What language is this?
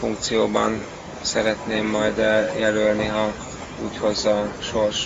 Hungarian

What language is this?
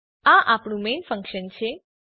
Gujarati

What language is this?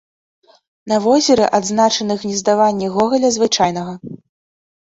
Belarusian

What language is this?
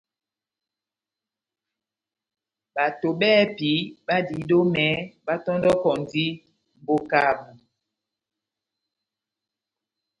Batanga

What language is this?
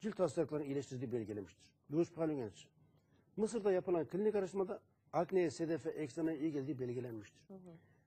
Turkish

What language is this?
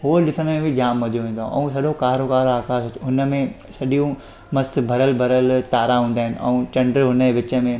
Sindhi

